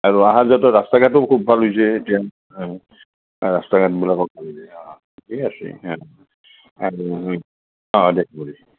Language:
Assamese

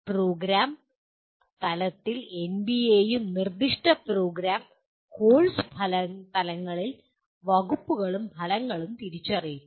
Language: Malayalam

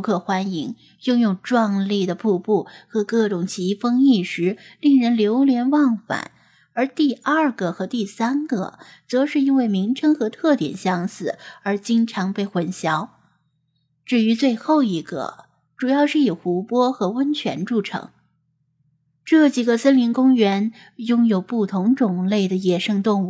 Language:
Chinese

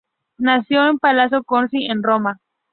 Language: Spanish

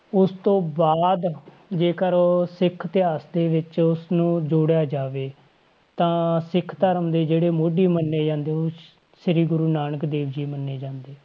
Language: Punjabi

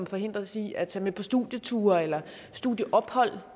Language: Danish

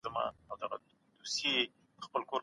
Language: Pashto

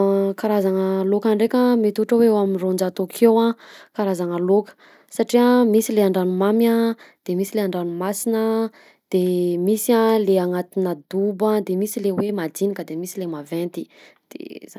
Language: Southern Betsimisaraka Malagasy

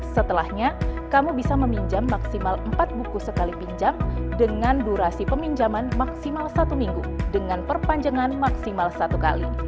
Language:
Indonesian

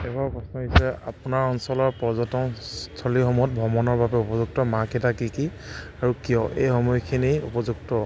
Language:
Assamese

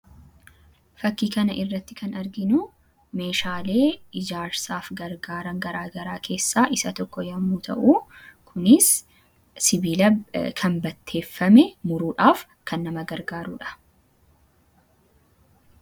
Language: Oromo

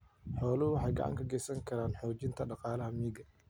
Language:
Somali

